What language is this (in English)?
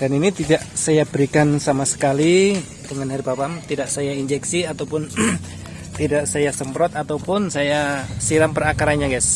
Indonesian